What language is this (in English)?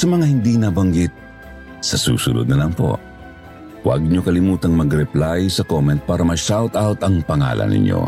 Filipino